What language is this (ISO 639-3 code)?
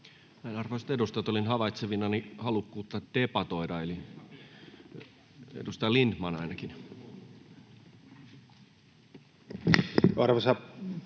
fin